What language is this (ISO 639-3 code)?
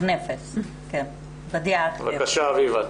heb